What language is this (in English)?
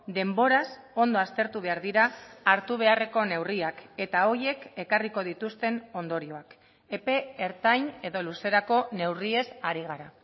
Basque